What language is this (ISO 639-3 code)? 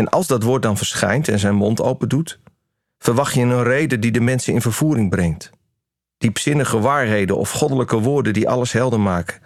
nld